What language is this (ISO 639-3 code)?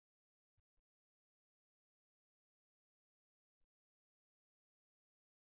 tel